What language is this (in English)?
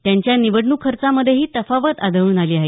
Marathi